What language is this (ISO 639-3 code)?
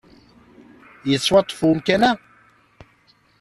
kab